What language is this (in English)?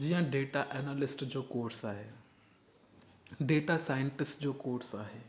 Sindhi